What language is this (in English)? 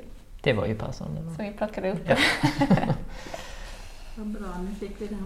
Swedish